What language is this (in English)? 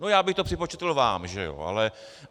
Czech